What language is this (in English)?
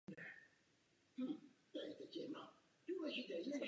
Czech